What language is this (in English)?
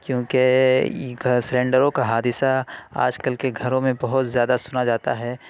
Urdu